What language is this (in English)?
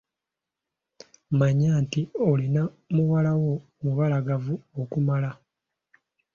Ganda